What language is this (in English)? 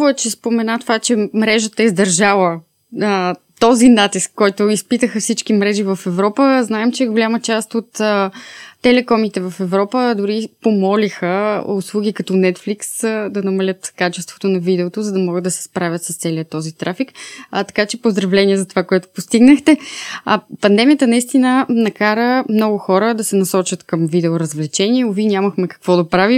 Bulgarian